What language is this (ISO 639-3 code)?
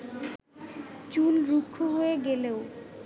ben